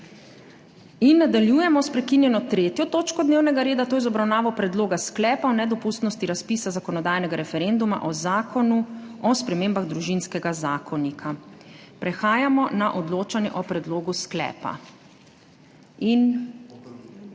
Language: Slovenian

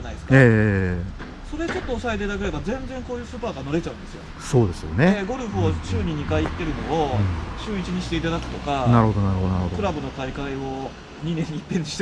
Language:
Japanese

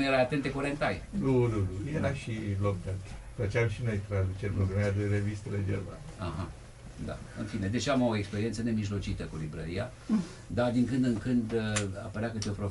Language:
Romanian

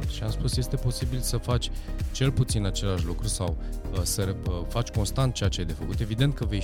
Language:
Romanian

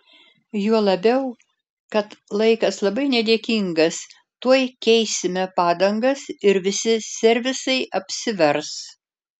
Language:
Lithuanian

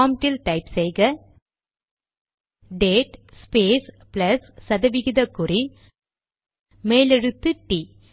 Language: Tamil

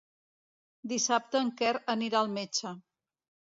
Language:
Catalan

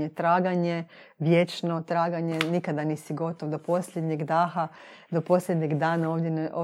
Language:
Croatian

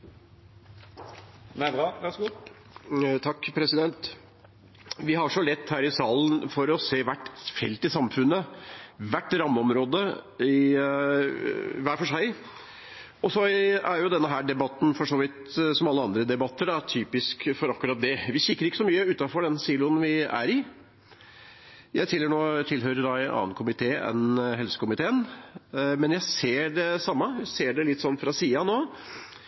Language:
Norwegian Bokmål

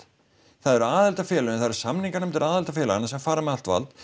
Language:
Icelandic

